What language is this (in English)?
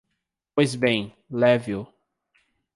Portuguese